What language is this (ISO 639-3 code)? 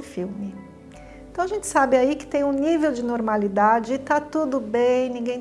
por